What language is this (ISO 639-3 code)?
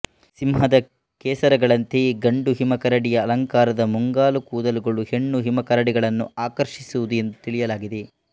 kan